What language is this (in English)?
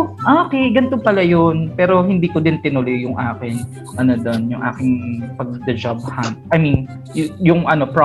Filipino